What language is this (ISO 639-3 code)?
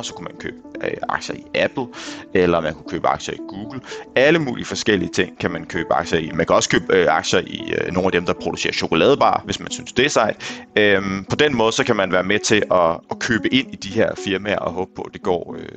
dan